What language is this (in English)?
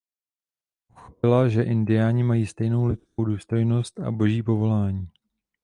Czech